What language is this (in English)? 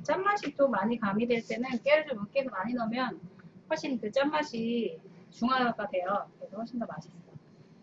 Korean